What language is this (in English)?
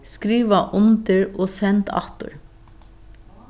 Faroese